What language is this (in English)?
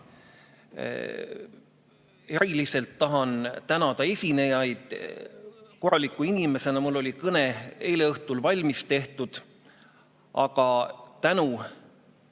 Estonian